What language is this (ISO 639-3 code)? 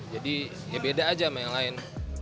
ind